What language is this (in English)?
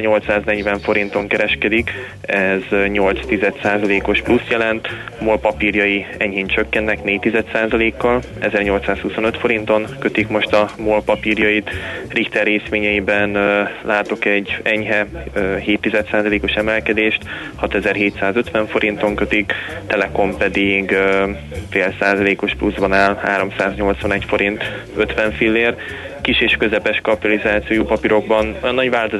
Hungarian